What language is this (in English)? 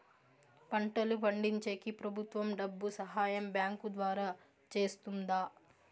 Telugu